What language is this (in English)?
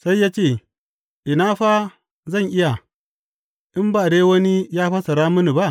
Hausa